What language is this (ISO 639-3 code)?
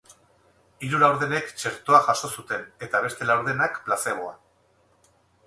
eus